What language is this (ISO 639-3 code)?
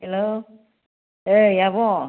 brx